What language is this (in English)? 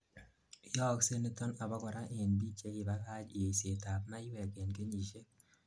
Kalenjin